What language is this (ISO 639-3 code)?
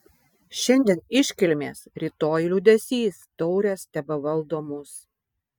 lit